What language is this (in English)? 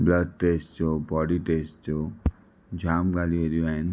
Sindhi